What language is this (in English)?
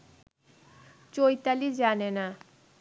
Bangla